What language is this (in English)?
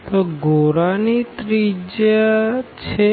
Gujarati